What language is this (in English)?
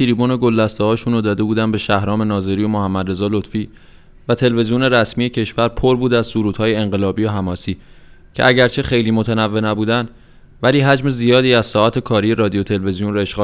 Persian